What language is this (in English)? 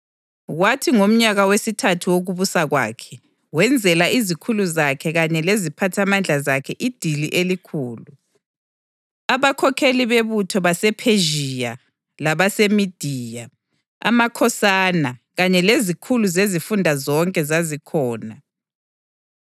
North Ndebele